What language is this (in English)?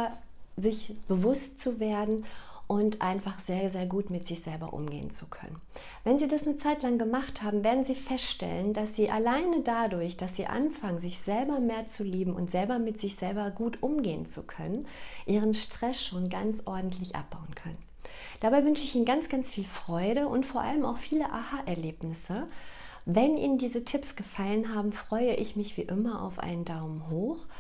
German